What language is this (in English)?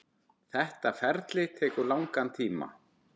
Icelandic